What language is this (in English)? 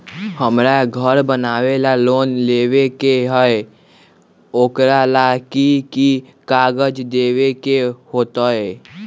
Magahi